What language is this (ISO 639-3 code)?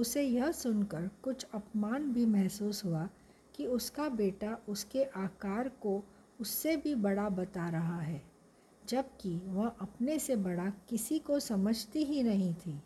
hin